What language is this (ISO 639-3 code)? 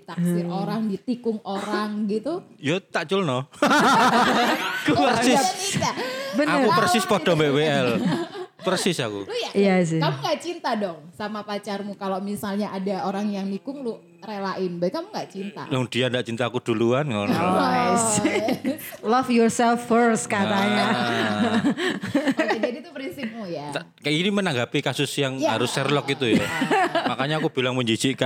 ind